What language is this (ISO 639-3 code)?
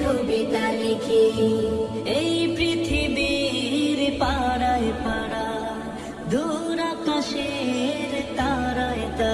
hin